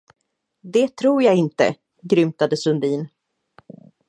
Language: Swedish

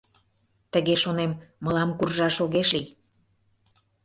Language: Mari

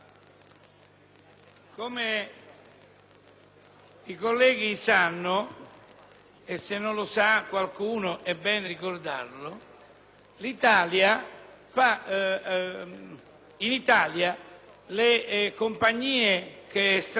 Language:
Italian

